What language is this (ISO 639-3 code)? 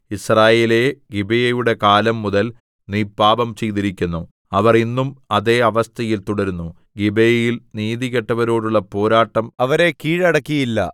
mal